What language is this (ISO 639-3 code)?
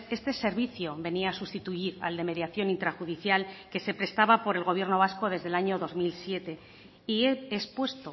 spa